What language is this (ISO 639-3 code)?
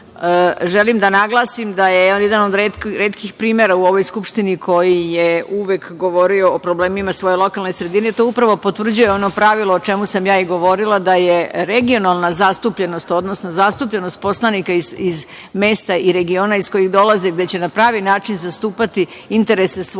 srp